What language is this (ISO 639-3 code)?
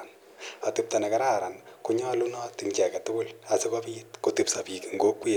kln